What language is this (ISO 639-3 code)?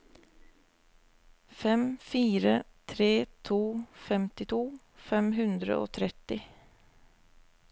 nor